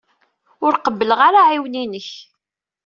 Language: Kabyle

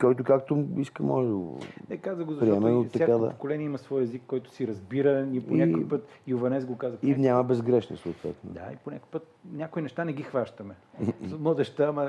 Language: Bulgarian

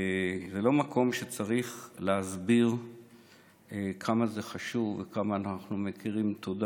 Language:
Hebrew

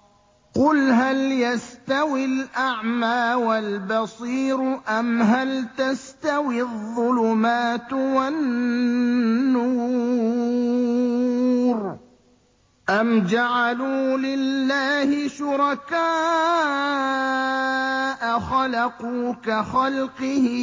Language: Arabic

